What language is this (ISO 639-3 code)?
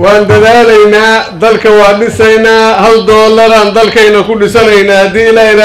ara